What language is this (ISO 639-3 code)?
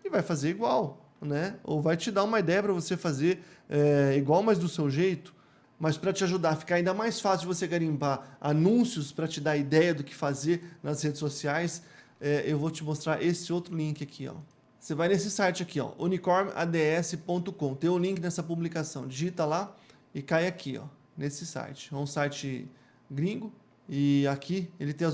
por